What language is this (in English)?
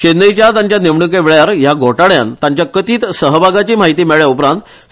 Konkani